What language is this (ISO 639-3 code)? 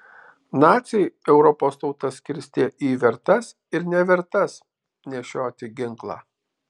lit